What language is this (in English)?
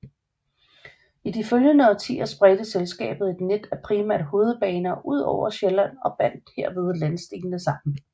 Danish